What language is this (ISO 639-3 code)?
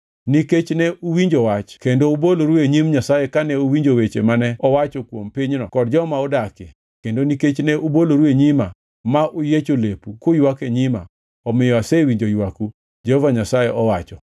luo